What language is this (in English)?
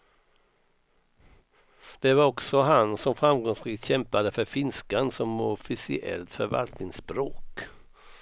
Swedish